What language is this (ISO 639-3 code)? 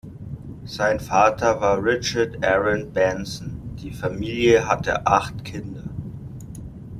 deu